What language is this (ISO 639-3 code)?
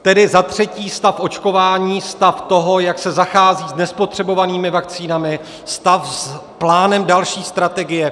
ces